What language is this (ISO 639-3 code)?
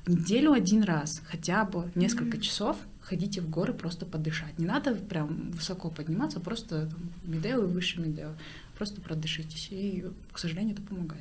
rus